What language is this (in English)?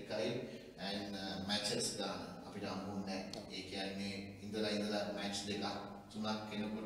English